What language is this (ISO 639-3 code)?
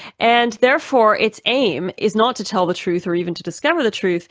eng